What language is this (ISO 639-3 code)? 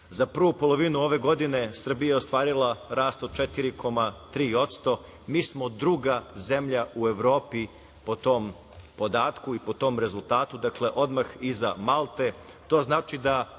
srp